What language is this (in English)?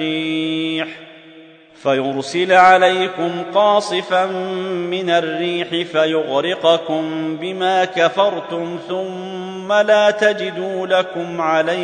Arabic